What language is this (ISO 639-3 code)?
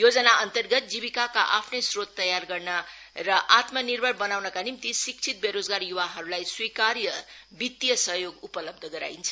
nep